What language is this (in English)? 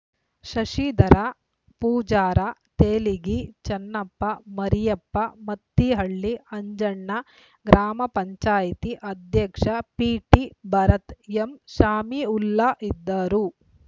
Kannada